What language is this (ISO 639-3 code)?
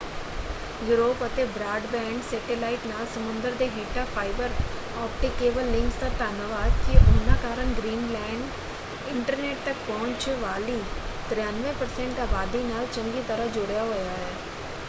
pan